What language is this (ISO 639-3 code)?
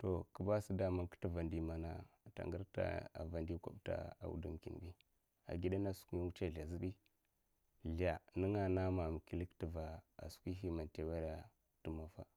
maf